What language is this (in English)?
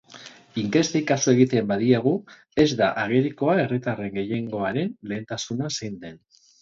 Basque